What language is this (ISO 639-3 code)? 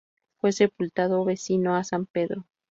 spa